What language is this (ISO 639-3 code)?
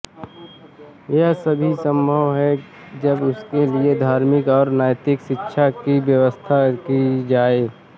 hin